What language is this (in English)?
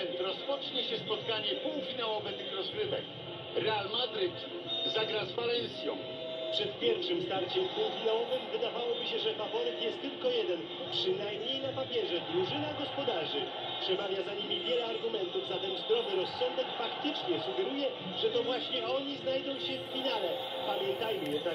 Polish